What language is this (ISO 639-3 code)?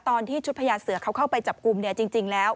tha